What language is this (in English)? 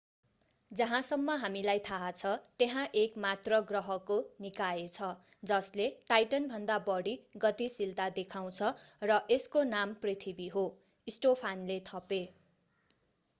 Nepali